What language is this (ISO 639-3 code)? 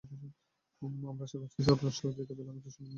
ben